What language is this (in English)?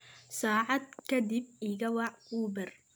Somali